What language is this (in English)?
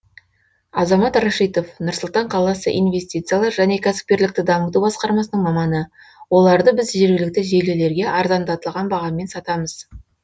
Kazakh